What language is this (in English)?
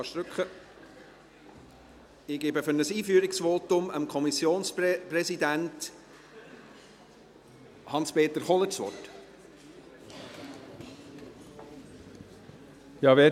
Swiss German